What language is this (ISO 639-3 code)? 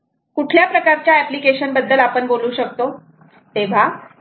mar